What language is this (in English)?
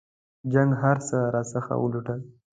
Pashto